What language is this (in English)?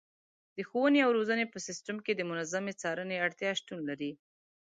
Pashto